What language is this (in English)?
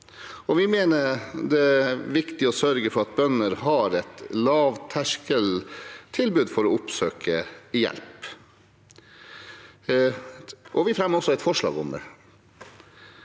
Norwegian